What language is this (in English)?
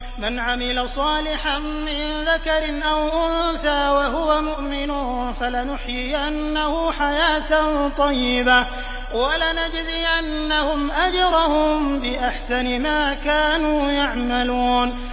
Arabic